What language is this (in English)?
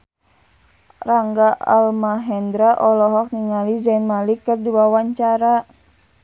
Sundanese